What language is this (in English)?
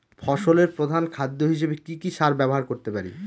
Bangla